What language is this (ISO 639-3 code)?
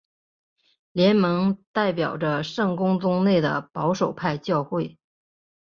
zho